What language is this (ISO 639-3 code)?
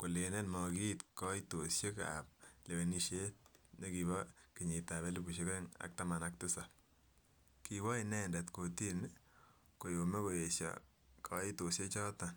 kln